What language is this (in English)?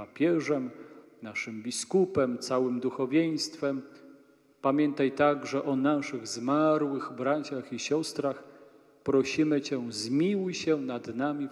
Polish